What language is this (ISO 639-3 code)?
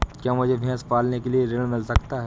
hin